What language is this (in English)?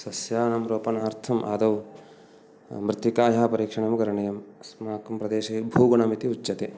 Sanskrit